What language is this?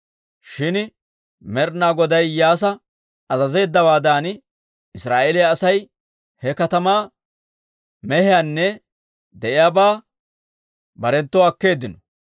Dawro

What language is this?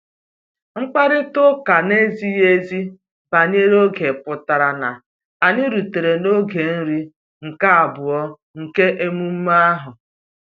Igbo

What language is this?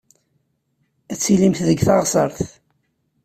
Kabyle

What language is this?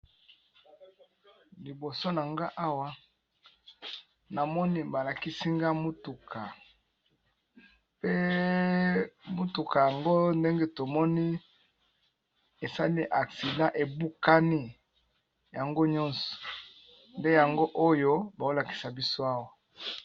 Lingala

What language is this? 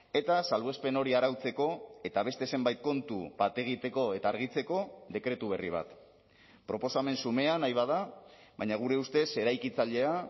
Basque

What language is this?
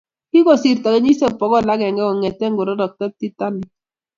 Kalenjin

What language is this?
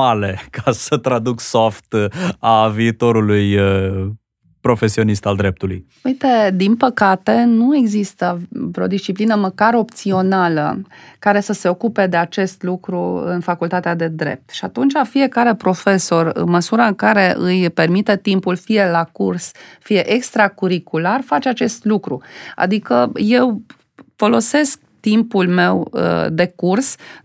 Romanian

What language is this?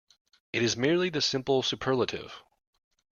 English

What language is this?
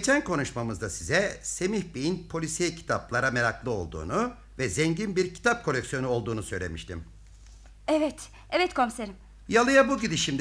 Turkish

